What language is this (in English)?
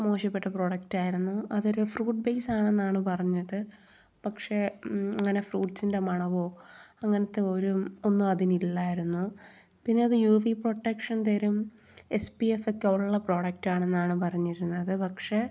Malayalam